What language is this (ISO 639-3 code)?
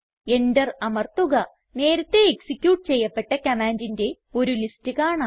mal